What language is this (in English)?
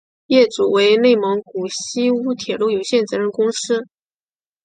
Chinese